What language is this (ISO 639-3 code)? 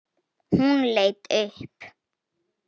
isl